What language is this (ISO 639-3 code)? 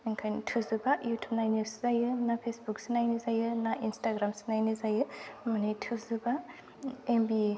brx